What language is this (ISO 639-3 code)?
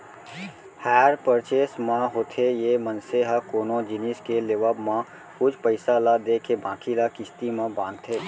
hne